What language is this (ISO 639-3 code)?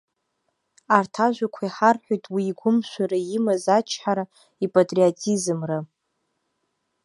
abk